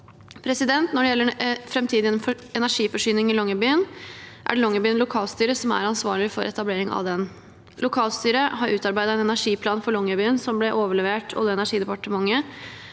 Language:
Norwegian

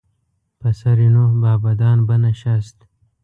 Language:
Pashto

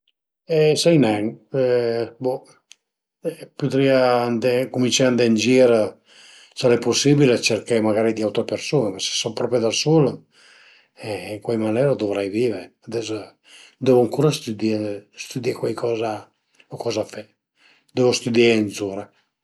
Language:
Piedmontese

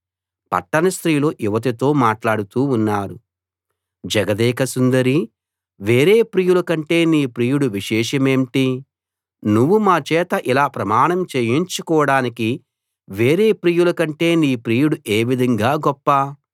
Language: Telugu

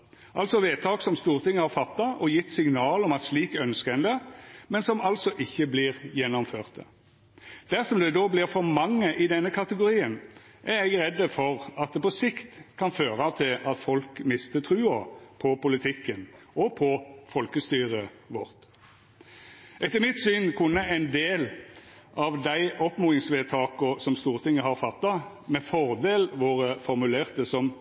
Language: Norwegian Nynorsk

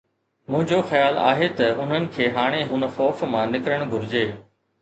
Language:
Sindhi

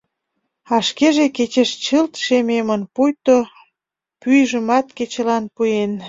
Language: Mari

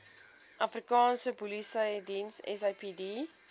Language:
Afrikaans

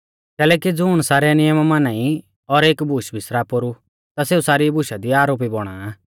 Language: Mahasu Pahari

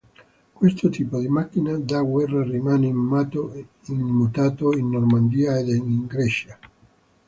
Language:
Italian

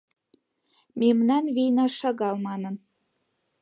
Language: Mari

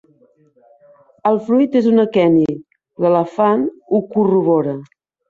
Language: Catalan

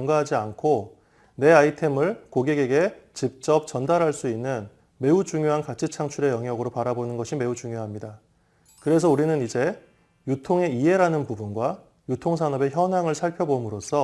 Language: Korean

